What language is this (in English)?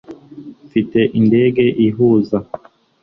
Kinyarwanda